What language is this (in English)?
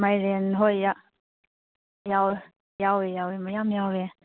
Manipuri